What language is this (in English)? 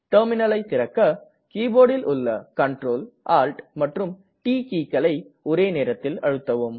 Tamil